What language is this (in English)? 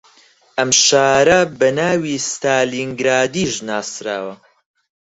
Central Kurdish